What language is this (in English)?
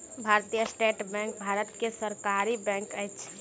Maithili